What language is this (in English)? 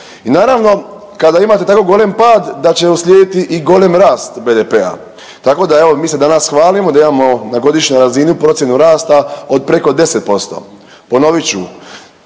Croatian